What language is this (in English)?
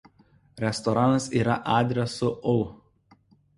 Lithuanian